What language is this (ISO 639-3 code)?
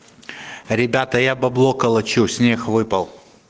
rus